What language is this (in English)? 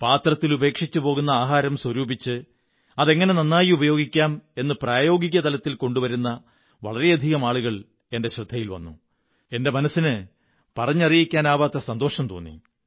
Malayalam